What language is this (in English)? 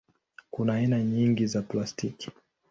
Swahili